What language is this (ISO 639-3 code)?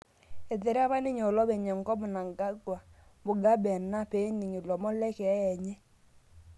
mas